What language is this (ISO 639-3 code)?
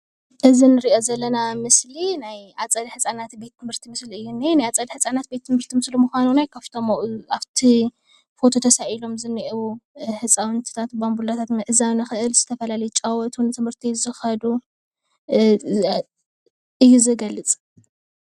tir